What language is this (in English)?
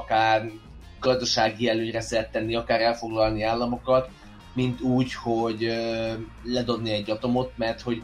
Hungarian